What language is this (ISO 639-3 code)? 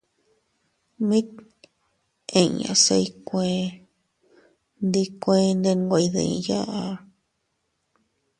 cut